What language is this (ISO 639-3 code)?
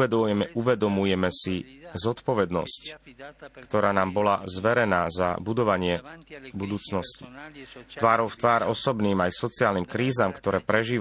slk